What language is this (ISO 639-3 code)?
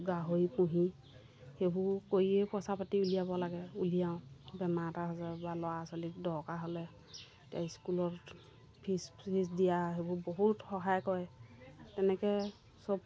asm